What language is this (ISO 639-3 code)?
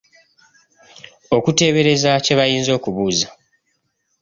lug